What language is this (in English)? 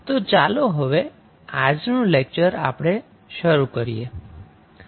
Gujarati